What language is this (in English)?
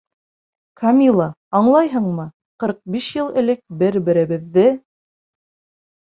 Bashkir